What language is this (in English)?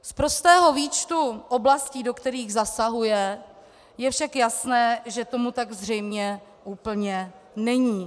Czech